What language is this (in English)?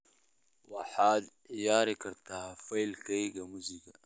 Somali